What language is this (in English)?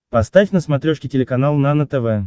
Russian